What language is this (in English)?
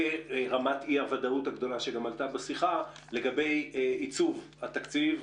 Hebrew